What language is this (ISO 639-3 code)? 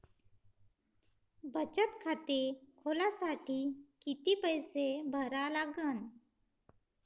mar